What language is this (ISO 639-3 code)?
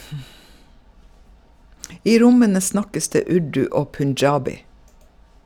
nor